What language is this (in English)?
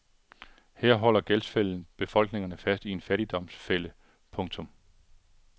Danish